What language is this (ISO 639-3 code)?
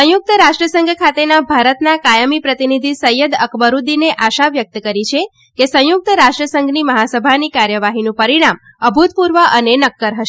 guj